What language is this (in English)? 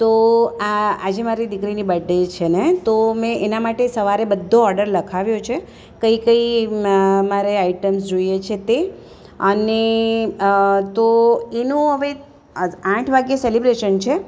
Gujarati